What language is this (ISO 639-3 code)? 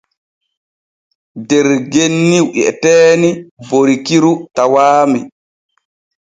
fue